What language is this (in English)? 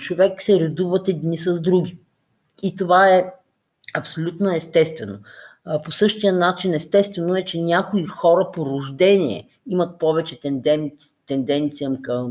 Bulgarian